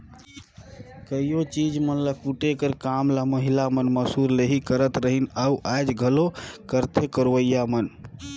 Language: Chhattisgarhi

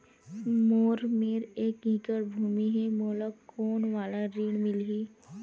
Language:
Chhattisgarhi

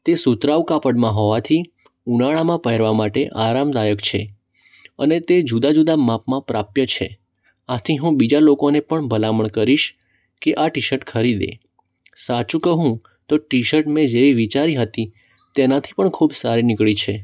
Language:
Gujarati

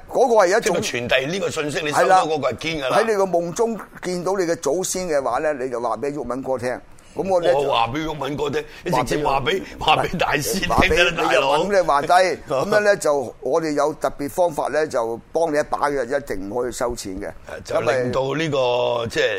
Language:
Chinese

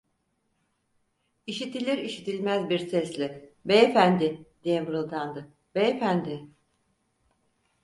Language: Turkish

